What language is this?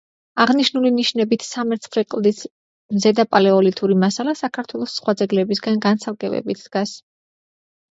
Georgian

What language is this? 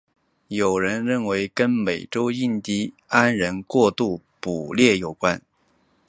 Chinese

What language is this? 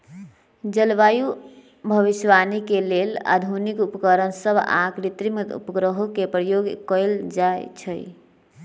Magahi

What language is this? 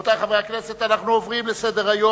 Hebrew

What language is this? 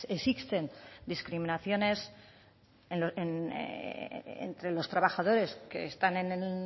Spanish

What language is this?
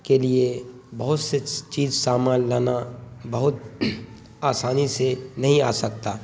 Urdu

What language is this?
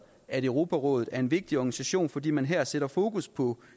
Danish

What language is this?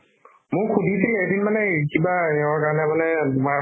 Assamese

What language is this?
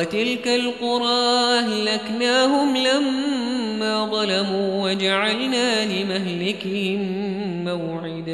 Arabic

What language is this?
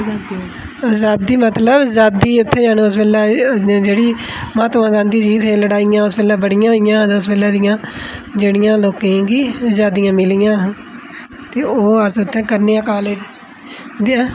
Dogri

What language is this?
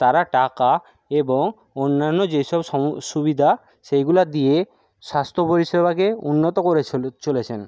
Bangla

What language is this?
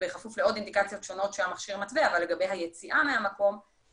Hebrew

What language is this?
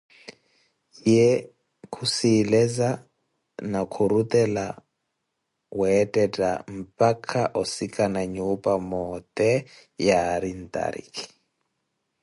Koti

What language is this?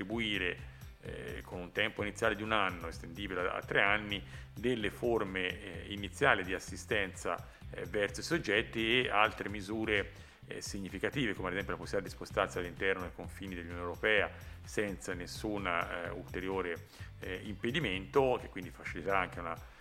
Italian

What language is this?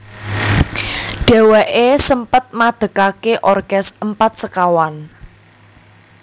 Javanese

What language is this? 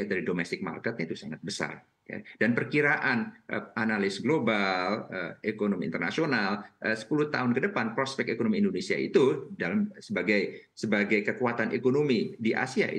Indonesian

